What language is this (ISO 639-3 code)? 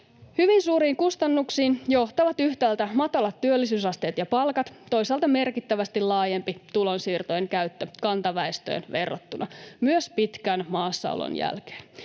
fin